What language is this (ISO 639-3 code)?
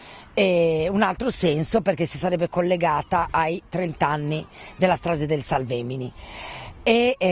ita